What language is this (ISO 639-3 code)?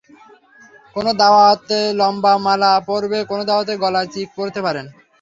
ben